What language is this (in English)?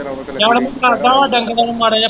Punjabi